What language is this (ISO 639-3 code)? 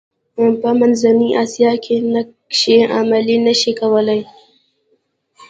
pus